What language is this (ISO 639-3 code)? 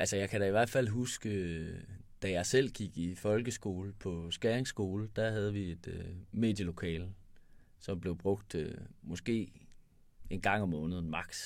dan